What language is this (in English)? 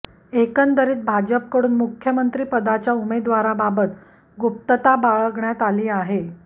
Marathi